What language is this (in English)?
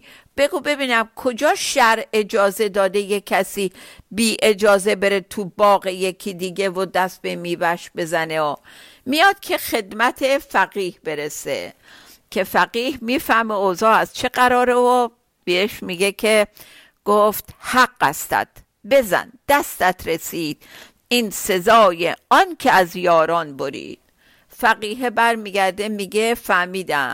Persian